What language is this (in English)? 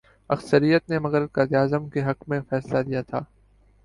Urdu